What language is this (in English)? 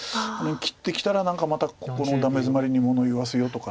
Japanese